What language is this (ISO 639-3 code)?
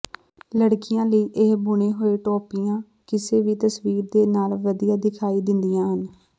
pan